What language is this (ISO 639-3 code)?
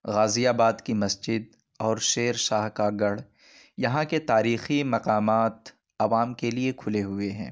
urd